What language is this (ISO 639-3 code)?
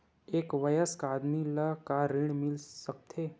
hne